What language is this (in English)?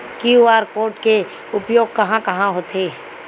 Chhattisgarhi